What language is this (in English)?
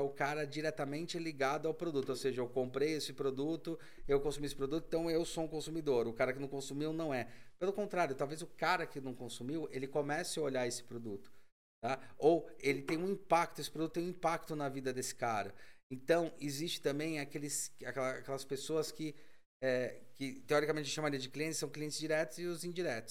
Portuguese